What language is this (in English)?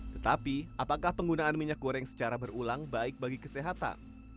Indonesian